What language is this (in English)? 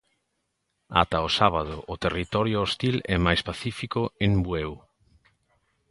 Galician